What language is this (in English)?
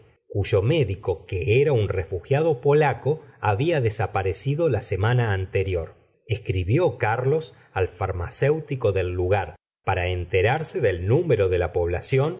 Spanish